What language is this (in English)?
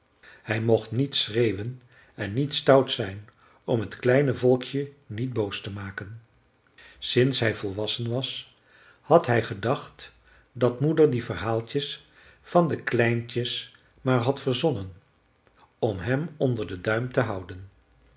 Dutch